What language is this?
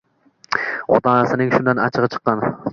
Uzbek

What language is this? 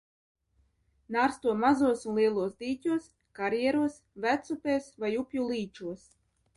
Latvian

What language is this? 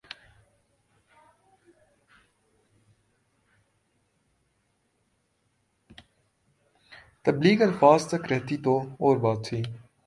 Urdu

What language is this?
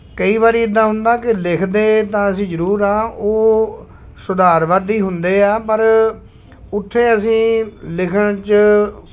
Punjabi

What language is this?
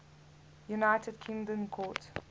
English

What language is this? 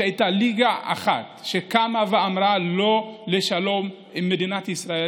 Hebrew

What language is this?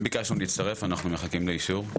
Hebrew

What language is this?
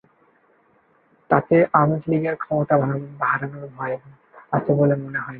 Bangla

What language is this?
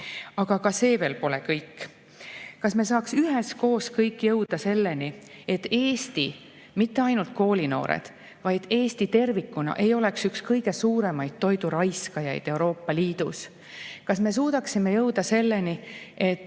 Estonian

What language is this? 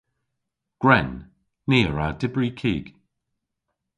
Cornish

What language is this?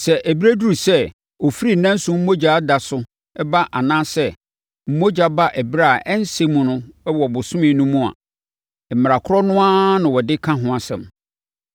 Akan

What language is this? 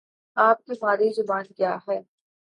Urdu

